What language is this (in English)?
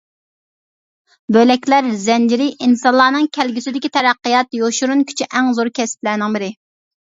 Uyghur